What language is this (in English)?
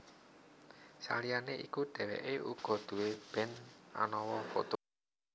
Javanese